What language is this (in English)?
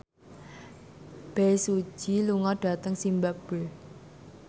Javanese